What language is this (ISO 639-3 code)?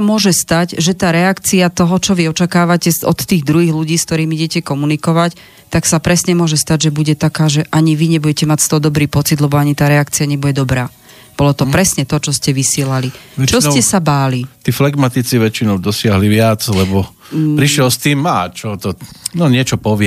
slk